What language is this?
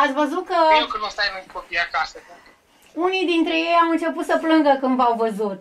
Romanian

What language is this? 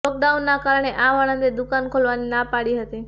Gujarati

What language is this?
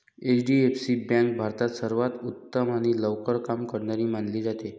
Marathi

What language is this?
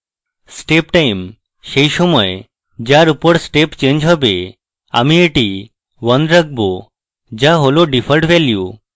Bangla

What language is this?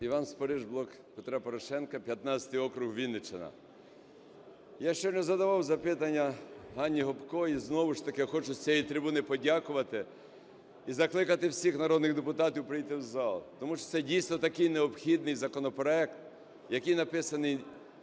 Ukrainian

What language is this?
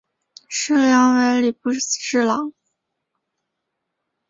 Chinese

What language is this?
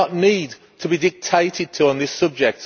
English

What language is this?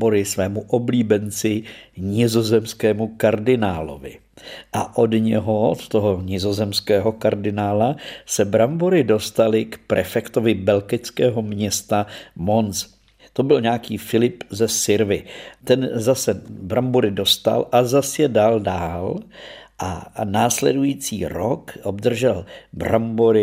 Czech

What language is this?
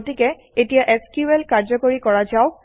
Assamese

